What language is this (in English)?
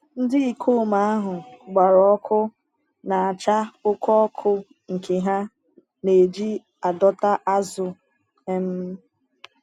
Igbo